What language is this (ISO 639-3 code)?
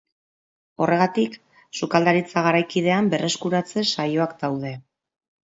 eus